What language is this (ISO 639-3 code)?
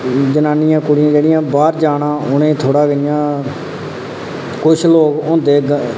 doi